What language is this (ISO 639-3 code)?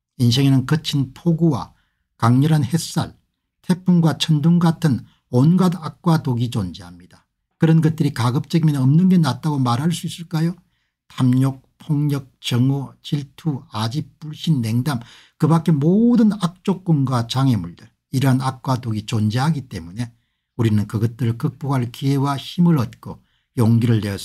kor